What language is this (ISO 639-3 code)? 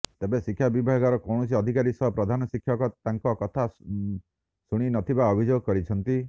ori